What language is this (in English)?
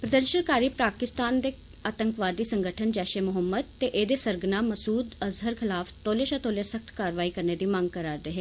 Dogri